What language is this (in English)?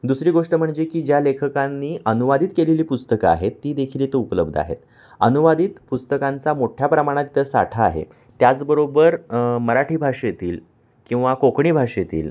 Marathi